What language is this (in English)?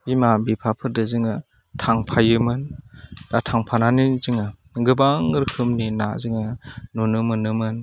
Bodo